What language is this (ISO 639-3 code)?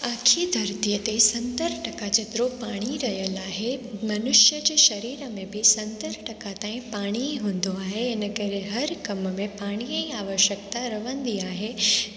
snd